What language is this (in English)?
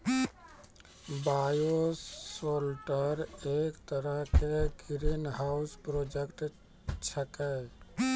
Maithili